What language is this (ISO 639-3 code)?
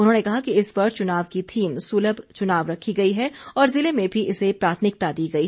hin